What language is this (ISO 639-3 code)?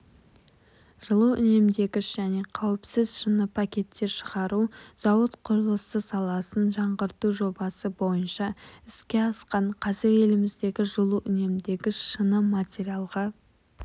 kaz